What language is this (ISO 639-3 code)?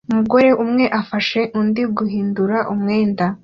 kin